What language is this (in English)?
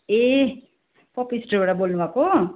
Nepali